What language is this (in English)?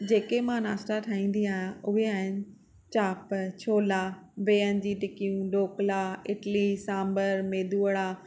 Sindhi